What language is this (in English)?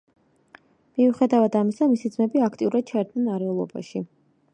Georgian